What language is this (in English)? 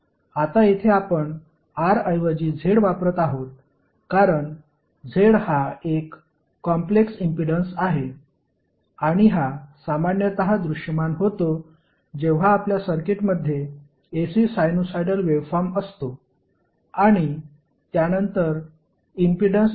Marathi